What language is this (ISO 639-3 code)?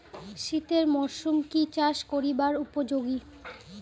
ben